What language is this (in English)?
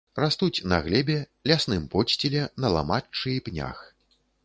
Belarusian